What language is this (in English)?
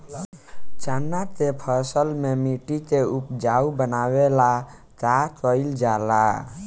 Bhojpuri